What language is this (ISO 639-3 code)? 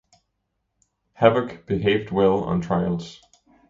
eng